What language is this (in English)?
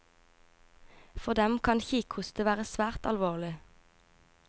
Norwegian